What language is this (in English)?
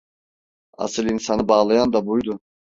Turkish